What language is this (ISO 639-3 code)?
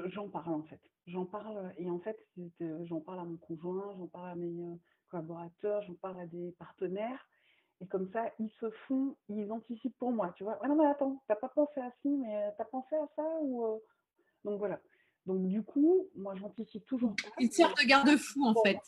fra